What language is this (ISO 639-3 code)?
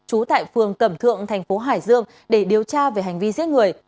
vie